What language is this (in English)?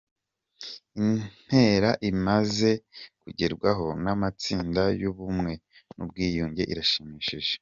Kinyarwanda